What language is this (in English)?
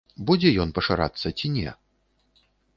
Belarusian